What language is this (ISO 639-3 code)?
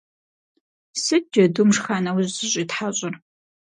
kbd